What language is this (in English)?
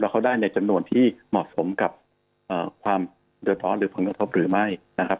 Thai